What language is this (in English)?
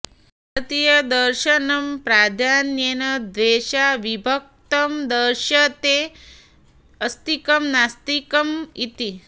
Sanskrit